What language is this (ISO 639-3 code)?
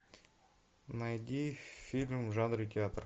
rus